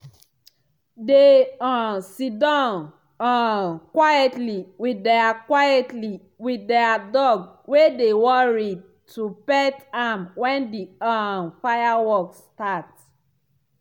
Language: Nigerian Pidgin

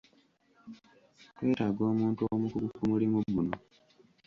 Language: Ganda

